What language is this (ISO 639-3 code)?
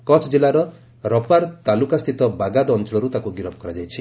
ori